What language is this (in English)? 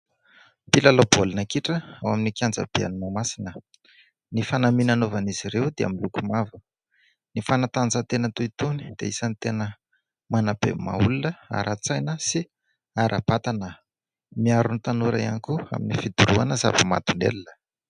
Malagasy